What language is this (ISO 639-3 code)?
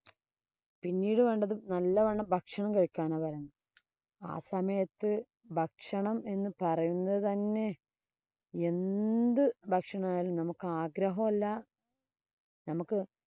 mal